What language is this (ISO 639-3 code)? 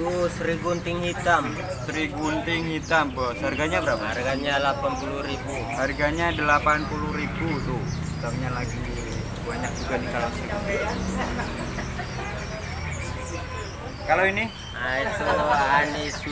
ind